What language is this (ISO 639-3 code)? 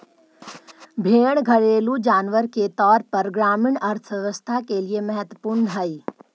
mag